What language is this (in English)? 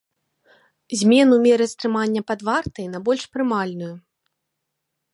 Belarusian